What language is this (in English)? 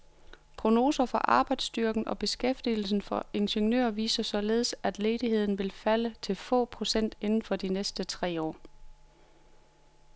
Danish